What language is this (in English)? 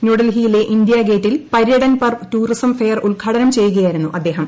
Malayalam